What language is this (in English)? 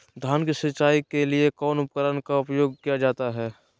Magahi